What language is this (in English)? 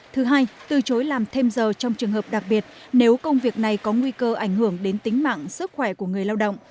Vietnamese